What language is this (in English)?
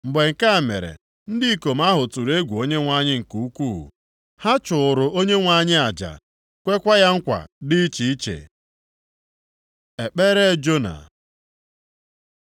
Igbo